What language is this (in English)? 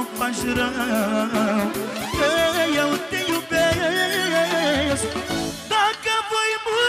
Romanian